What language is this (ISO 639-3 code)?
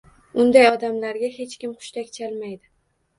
uzb